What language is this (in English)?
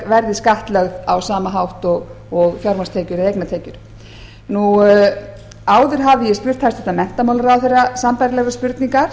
Icelandic